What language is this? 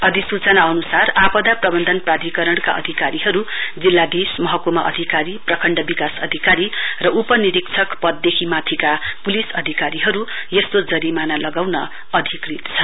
Nepali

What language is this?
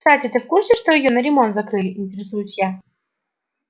Russian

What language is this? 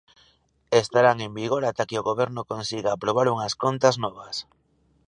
Galician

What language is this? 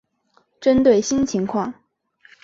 Chinese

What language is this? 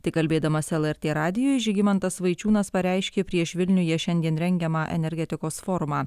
Lithuanian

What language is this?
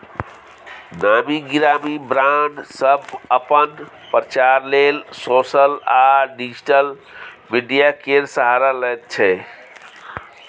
Maithili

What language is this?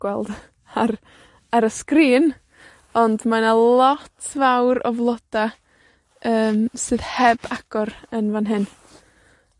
Welsh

